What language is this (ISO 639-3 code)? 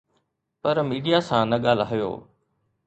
snd